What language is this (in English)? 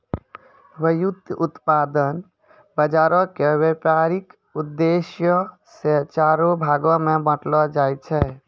Maithili